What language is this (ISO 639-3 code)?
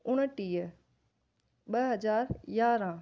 snd